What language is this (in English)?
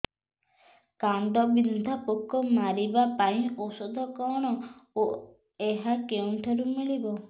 Odia